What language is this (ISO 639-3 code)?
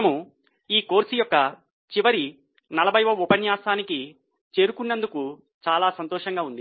tel